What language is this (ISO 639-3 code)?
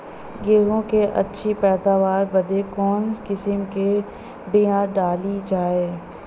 bho